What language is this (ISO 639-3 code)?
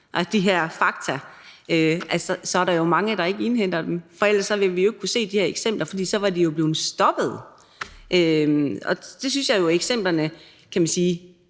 dan